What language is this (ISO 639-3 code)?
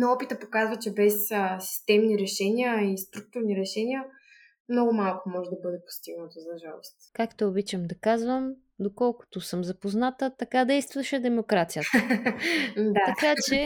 bul